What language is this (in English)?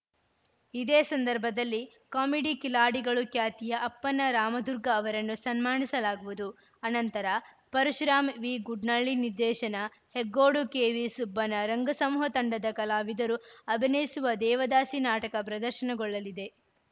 Kannada